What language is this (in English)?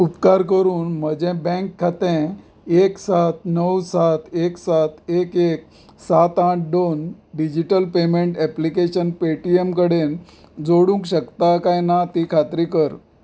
Konkani